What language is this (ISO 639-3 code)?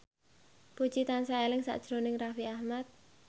jav